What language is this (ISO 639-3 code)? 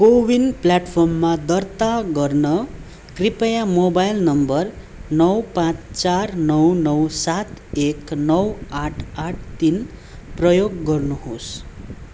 nep